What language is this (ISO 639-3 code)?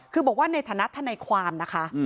tha